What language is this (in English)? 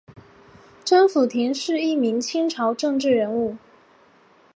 Chinese